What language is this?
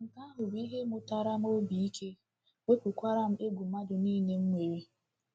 Igbo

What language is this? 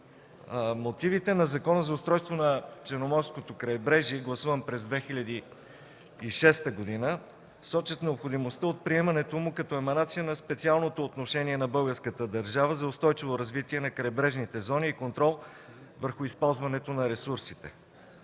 Bulgarian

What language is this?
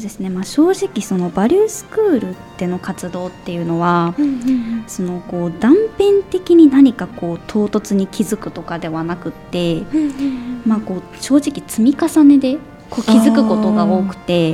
Japanese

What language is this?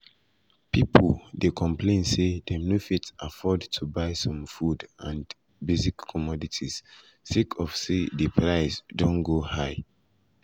Nigerian Pidgin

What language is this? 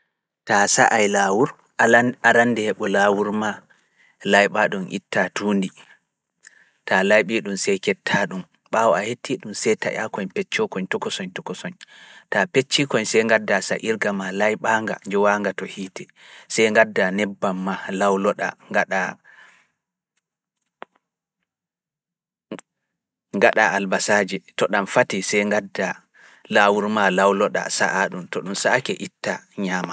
Fula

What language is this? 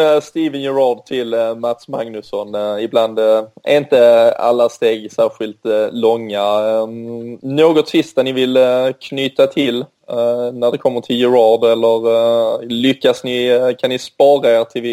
Swedish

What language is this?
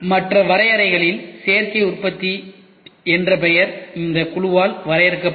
Tamil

